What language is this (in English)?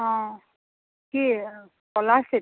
Assamese